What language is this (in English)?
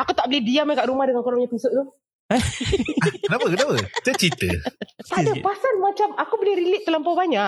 Malay